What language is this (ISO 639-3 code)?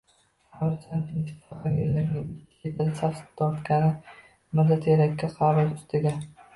uzb